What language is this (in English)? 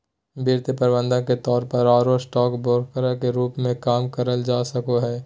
Magahi